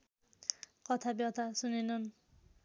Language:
Nepali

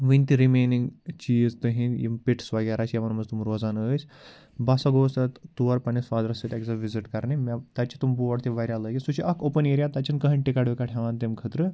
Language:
Kashmiri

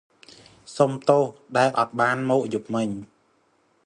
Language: Khmer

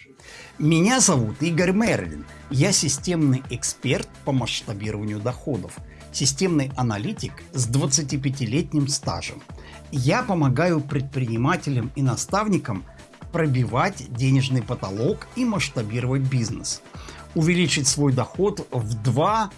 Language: Russian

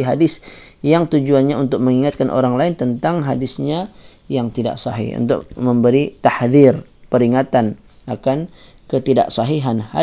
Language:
Malay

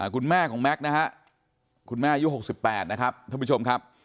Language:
Thai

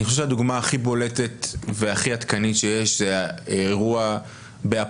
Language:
Hebrew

